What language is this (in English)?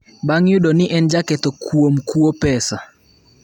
Luo (Kenya and Tanzania)